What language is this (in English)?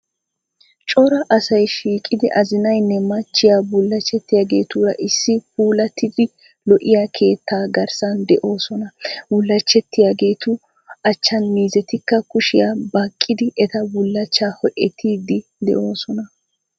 Wolaytta